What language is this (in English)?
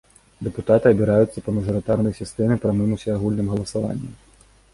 Belarusian